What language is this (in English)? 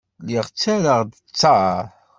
Kabyle